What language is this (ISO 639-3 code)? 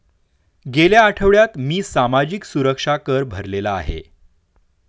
mar